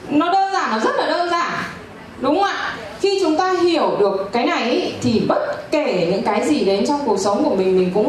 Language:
Vietnamese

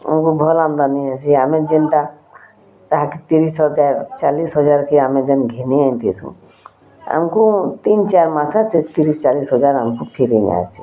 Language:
Odia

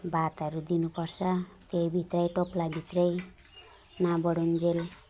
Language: Nepali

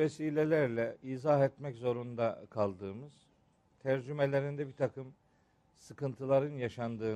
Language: Turkish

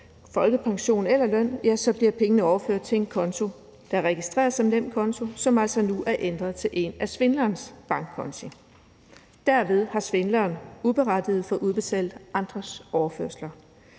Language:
Danish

